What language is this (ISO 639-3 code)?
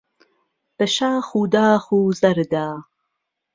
ckb